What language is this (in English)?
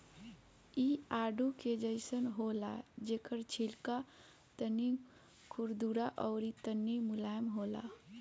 Bhojpuri